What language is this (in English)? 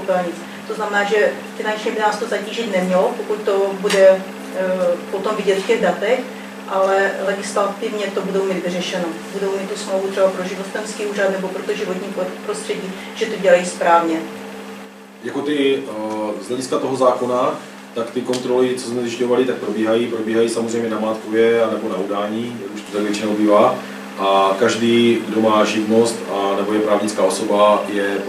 Czech